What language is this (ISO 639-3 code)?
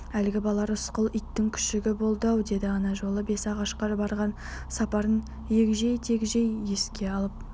kaz